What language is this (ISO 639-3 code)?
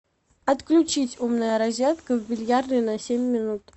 rus